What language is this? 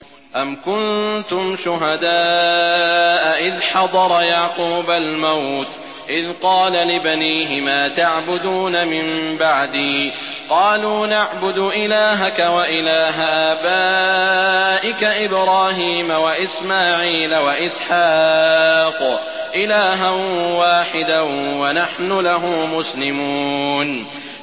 Arabic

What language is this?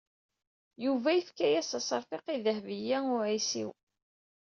Kabyle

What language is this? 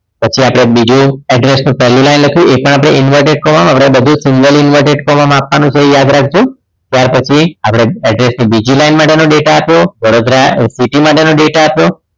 Gujarati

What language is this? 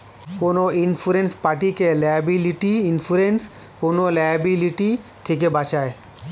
Bangla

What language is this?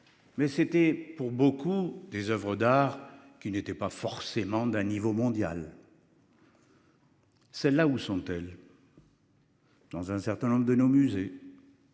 French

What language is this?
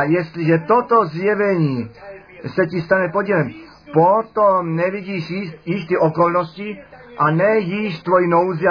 Czech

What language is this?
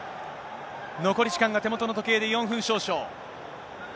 Japanese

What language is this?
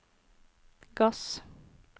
Norwegian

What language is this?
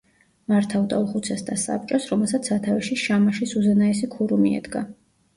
Georgian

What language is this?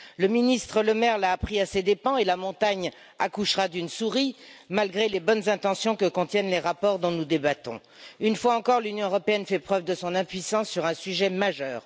French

